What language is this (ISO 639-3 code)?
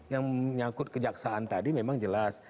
ind